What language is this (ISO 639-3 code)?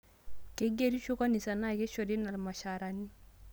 mas